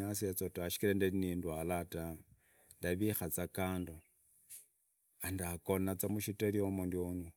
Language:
Idakho-Isukha-Tiriki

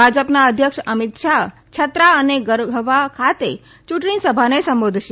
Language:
Gujarati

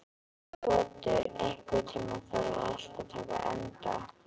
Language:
Icelandic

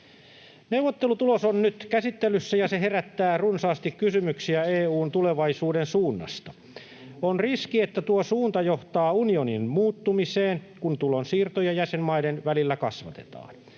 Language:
Finnish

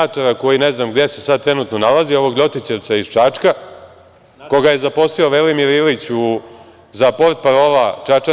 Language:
Serbian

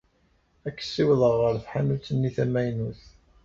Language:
Kabyle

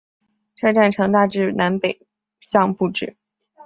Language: Chinese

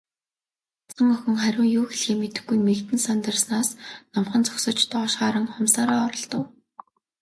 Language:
Mongolian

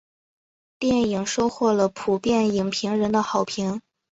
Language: Chinese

